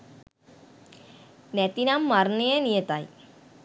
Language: Sinhala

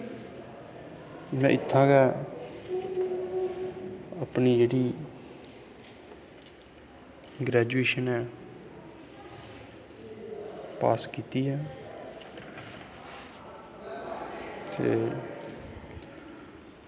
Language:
Dogri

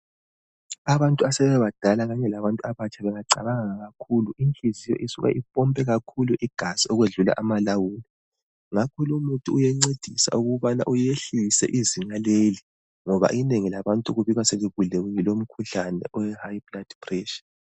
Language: North Ndebele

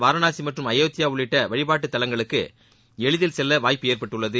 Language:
Tamil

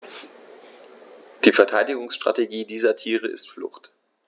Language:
German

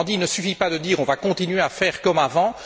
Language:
French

